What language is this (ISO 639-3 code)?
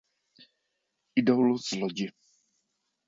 ces